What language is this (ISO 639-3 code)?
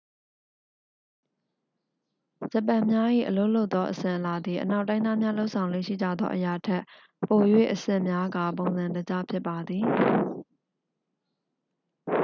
mya